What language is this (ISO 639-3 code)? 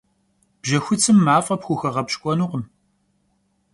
kbd